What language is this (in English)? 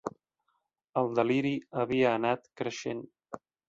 Catalan